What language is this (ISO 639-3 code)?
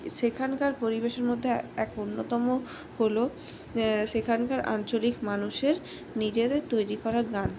ben